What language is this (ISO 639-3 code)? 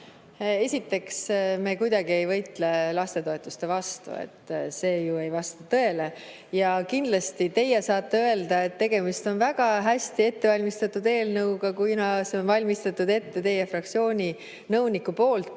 est